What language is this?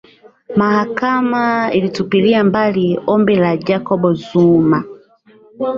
Swahili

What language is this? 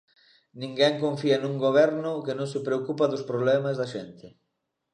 Galician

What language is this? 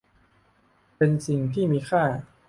Thai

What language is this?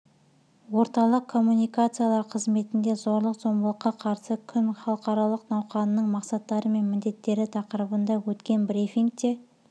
Kazakh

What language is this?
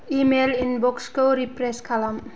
Bodo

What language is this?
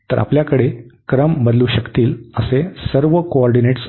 Marathi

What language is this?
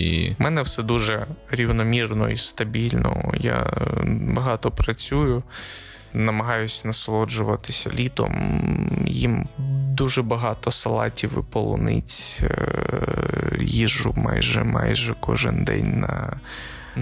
Ukrainian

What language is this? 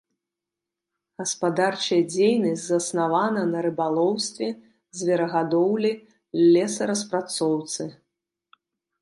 Belarusian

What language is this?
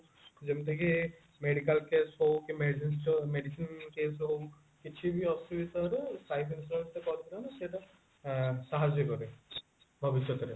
Odia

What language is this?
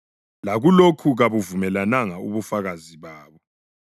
North Ndebele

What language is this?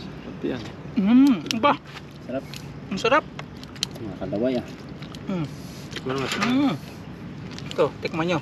Filipino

